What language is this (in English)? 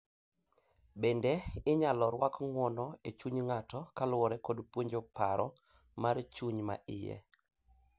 Luo (Kenya and Tanzania)